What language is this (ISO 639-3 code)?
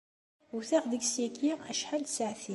kab